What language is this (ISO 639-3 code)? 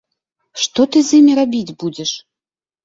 bel